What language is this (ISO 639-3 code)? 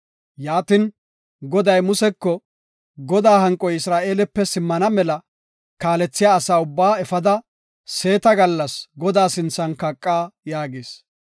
gof